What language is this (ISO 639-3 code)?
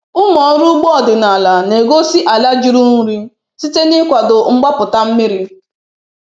ibo